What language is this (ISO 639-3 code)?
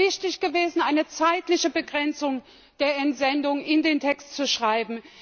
deu